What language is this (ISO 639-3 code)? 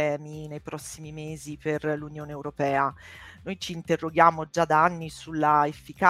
ita